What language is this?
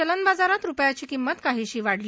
Marathi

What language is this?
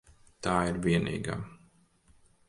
Latvian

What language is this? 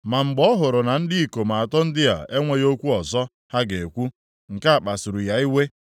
Igbo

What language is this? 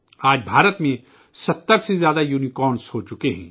Urdu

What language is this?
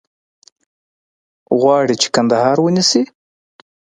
Pashto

